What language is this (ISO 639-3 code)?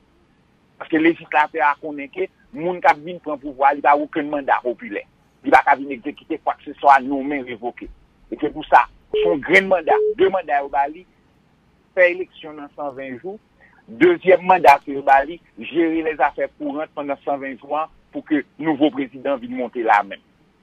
fra